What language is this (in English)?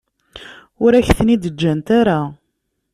Kabyle